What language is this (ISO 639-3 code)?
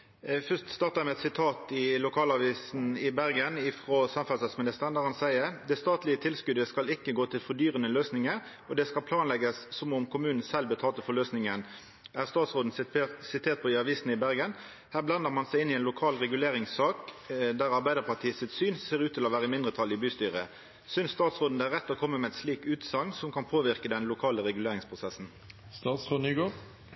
nno